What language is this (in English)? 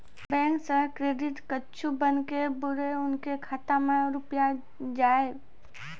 Maithili